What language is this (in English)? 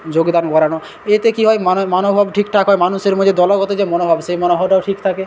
Bangla